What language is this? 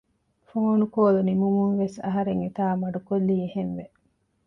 Divehi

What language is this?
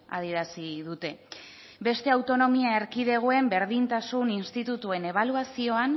Basque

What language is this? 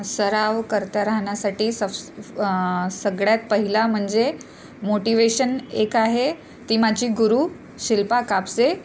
Marathi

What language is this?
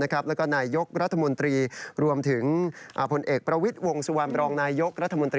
Thai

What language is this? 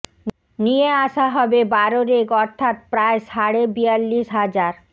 Bangla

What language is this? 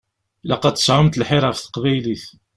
Kabyle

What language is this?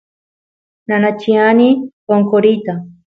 Santiago del Estero Quichua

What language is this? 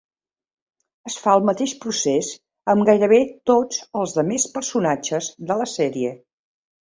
Catalan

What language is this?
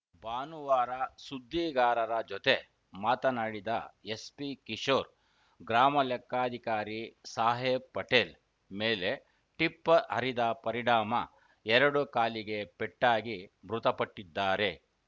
Kannada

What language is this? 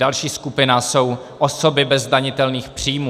Czech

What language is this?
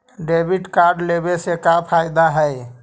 Magahi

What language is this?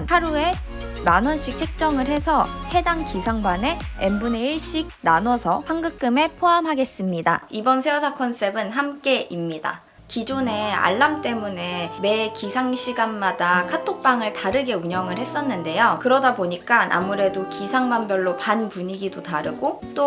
Korean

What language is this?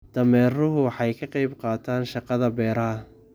Somali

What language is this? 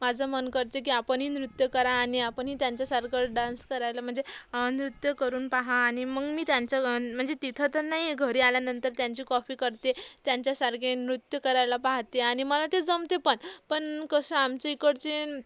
Marathi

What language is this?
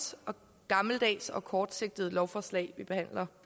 Danish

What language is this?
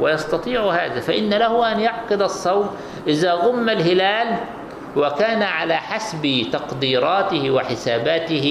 Arabic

